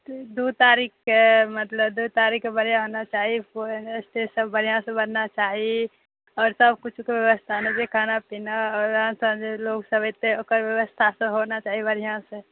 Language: Maithili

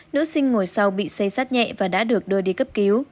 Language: Vietnamese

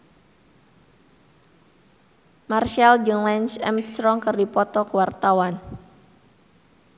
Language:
Sundanese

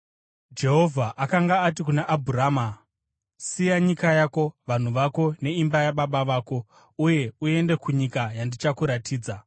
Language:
Shona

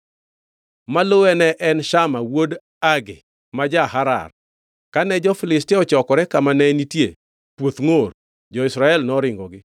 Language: Luo (Kenya and Tanzania)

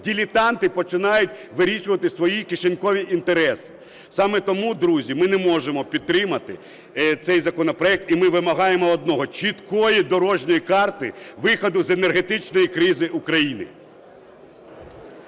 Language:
Ukrainian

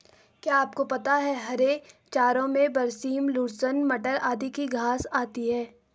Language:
Hindi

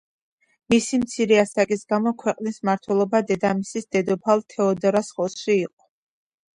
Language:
Georgian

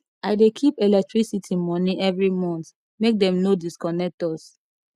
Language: Nigerian Pidgin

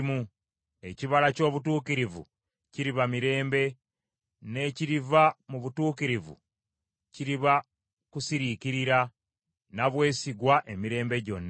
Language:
Ganda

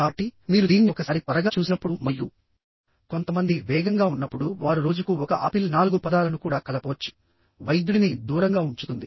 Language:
Telugu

